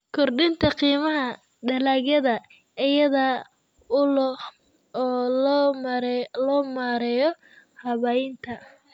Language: Somali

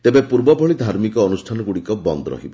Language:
Odia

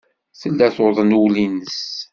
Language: Kabyle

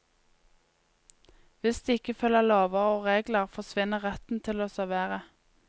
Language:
Norwegian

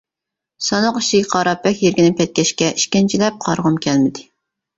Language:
Uyghur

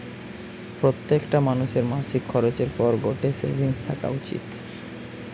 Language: Bangla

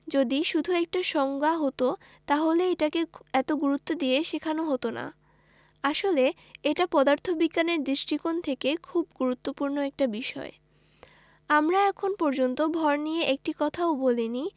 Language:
Bangla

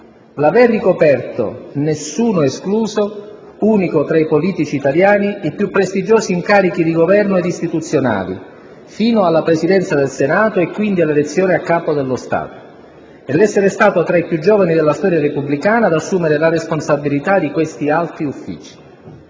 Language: Italian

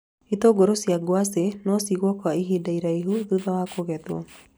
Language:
Kikuyu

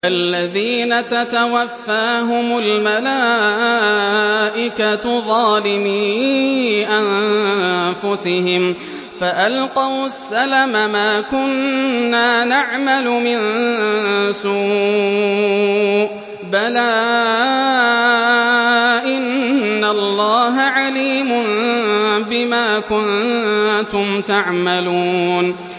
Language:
Arabic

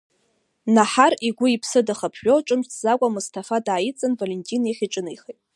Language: Abkhazian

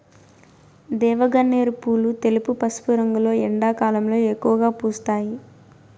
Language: Telugu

